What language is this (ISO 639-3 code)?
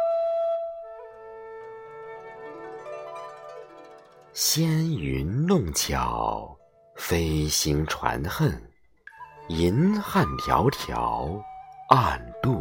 zho